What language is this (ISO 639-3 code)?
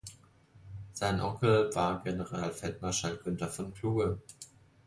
deu